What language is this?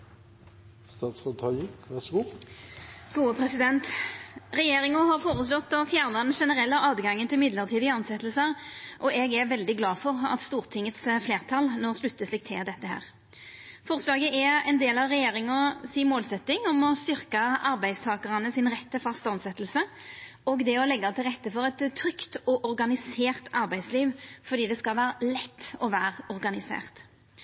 Norwegian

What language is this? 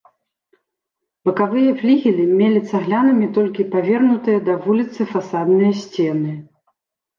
Belarusian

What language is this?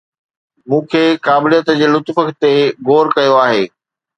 Sindhi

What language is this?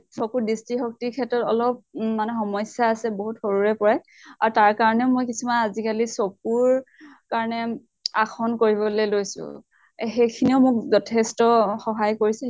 Assamese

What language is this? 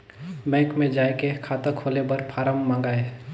Chhattisgarhi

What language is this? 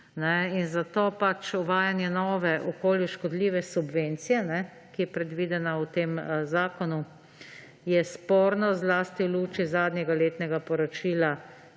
Slovenian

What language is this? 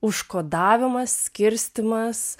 Lithuanian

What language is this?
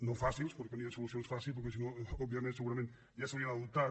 Catalan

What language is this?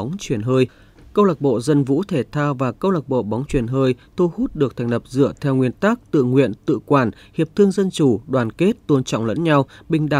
Vietnamese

